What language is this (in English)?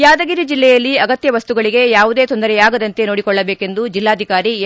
Kannada